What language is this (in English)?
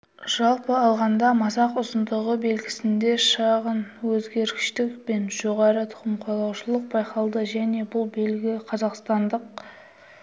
Kazakh